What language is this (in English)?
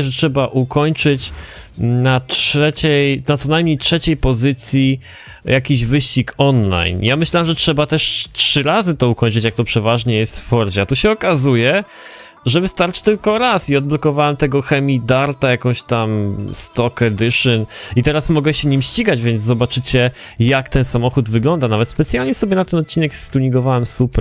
Polish